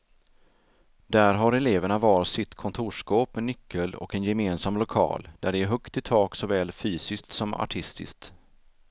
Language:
Swedish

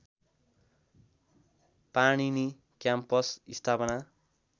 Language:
Nepali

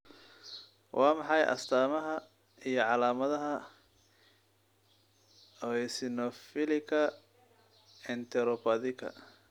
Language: Somali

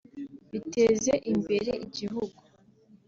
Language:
Kinyarwanda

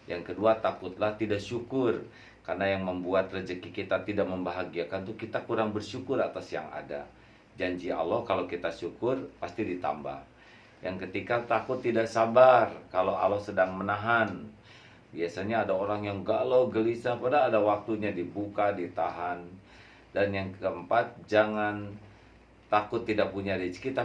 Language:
Indonesian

